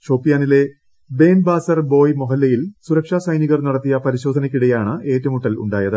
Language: Malayalam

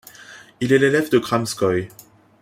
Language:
French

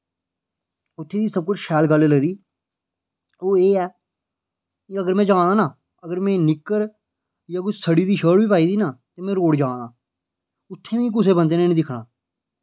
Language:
Dogri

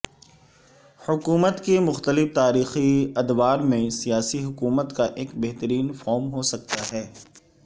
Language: Urdu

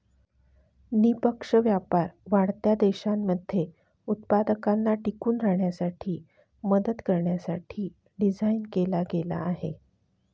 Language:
Marathi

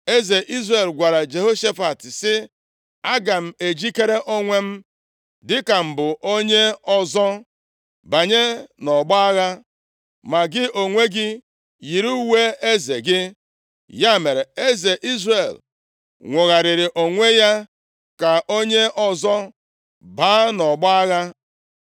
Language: Igbo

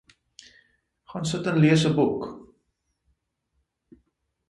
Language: Afrikaans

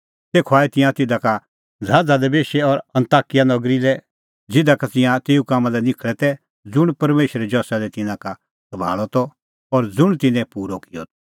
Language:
Kullu Pahari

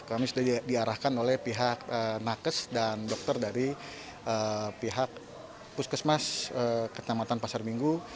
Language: Indonesian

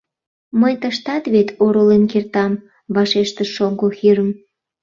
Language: Mari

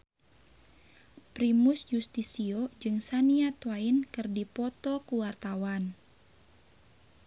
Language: Sundanese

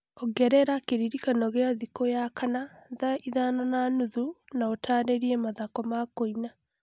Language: Kikuyu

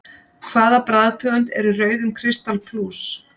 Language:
Icelandic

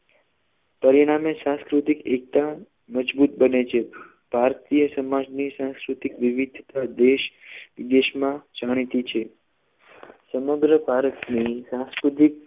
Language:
Gujarati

